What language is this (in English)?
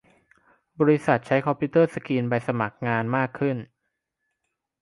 Thai